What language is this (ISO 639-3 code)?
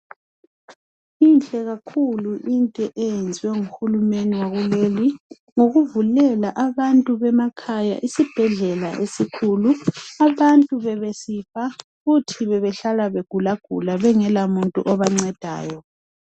nde